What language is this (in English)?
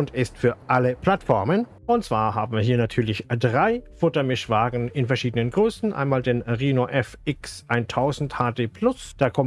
German